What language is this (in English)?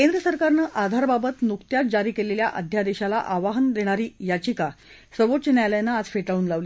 Marathi